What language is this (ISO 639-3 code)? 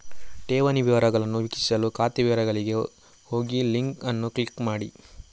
kan